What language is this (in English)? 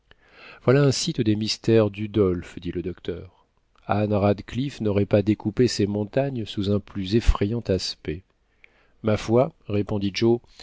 French